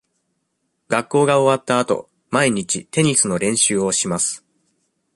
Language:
Japanese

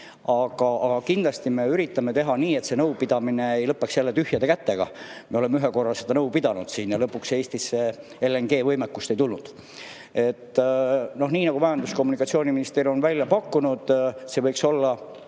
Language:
Estonian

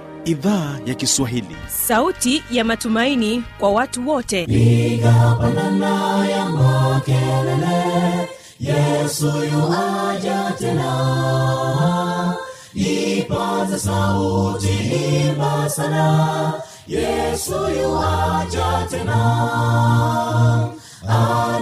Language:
Swahili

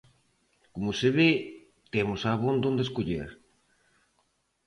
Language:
Galician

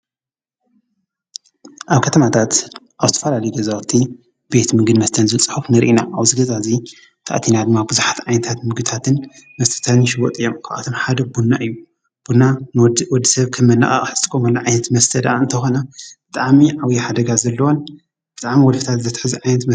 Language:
Tigrinya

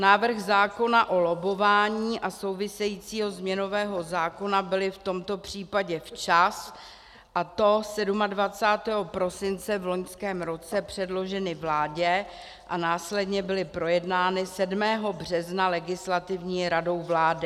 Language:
Czech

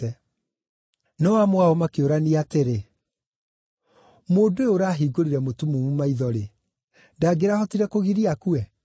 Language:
Kikuyu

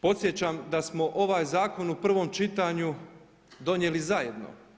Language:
Croatian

